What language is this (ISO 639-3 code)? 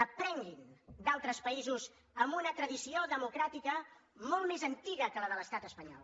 cat